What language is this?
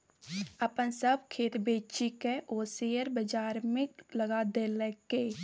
Maithili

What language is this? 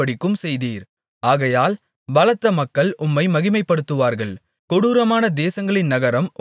Tamil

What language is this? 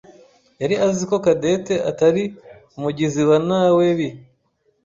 Kinyarwanda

